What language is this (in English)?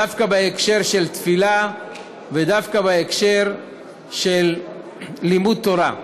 Hebrew